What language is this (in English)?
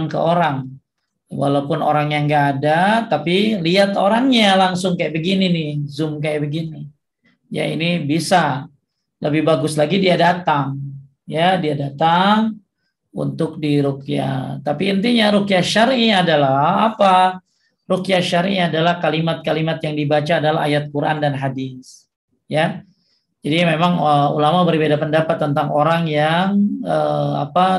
Indonesian